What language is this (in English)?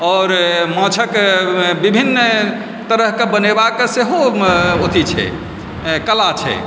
Maithili